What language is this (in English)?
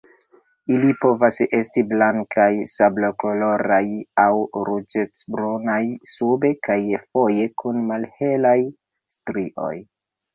Esperanto